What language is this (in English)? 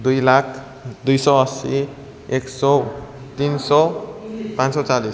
Nepali